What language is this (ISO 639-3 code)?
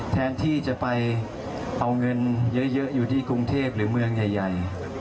tha